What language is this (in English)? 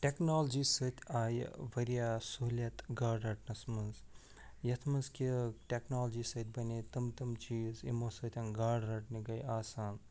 Kashmiri